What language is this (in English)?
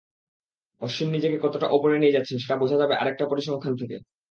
Bangla